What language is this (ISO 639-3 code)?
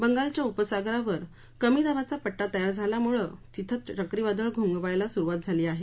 mar